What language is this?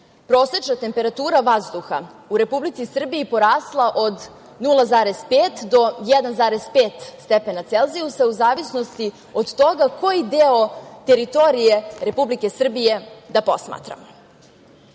Serbian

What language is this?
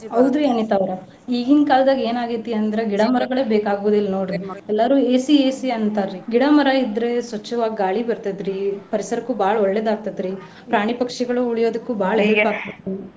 Kannada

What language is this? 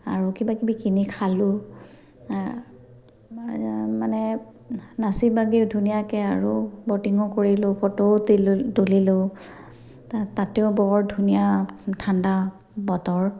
Assamese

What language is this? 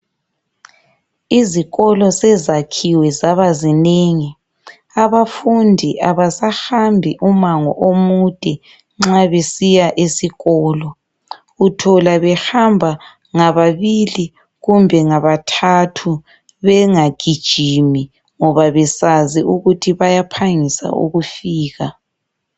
North Ndebele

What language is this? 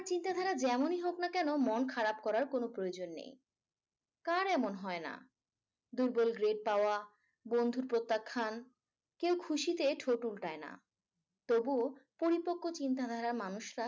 Bangla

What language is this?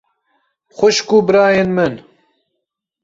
Kurdish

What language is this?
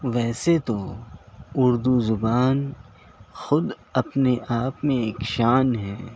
Urdu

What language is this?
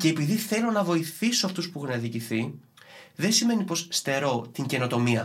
Greek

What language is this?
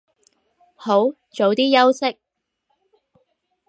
Cantonese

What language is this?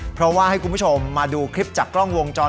Thai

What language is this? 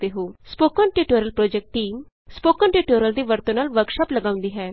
Punjabi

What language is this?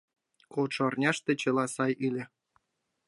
Mari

